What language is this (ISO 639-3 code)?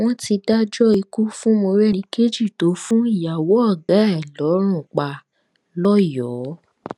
yor